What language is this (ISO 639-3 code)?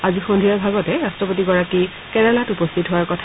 asm